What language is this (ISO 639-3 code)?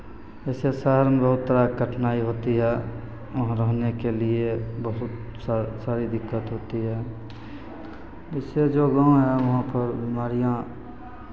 mai